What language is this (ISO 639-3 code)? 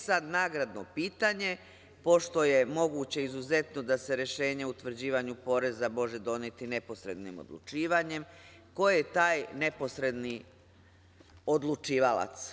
srp